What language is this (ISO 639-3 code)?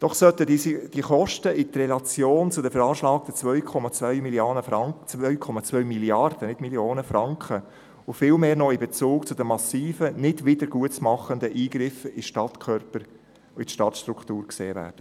gsw